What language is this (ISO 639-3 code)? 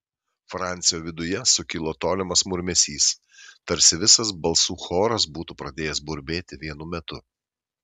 lit